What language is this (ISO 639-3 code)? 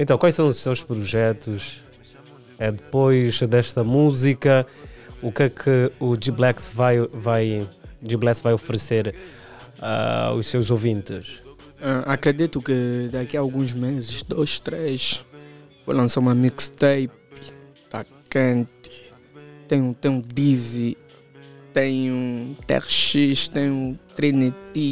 por